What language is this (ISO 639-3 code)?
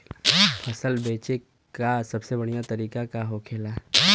bho